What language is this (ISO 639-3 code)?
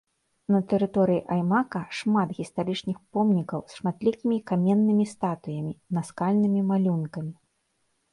bel